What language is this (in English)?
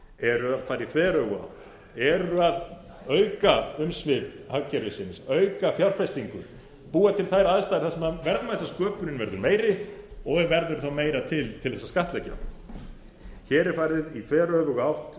Icelandic